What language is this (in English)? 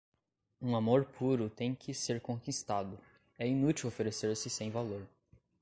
Portuguese